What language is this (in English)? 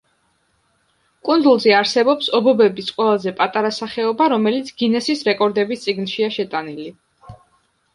Georgian